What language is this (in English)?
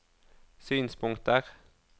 Norwegian